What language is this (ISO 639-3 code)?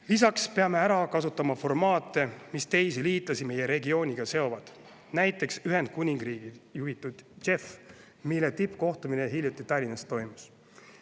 est